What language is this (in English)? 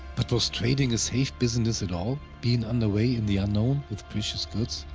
English